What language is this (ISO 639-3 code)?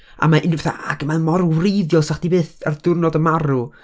cym